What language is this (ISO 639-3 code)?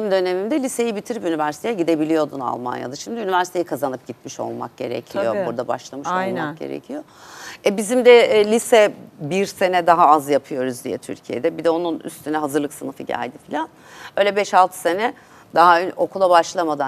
tur